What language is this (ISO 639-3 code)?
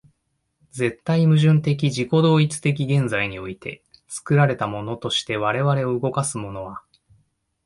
jpn